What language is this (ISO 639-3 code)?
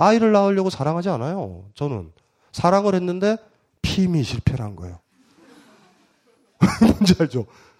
kor